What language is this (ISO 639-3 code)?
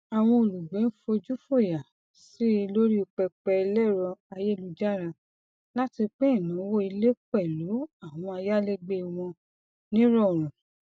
yor